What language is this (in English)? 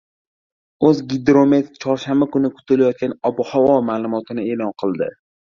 Uzbek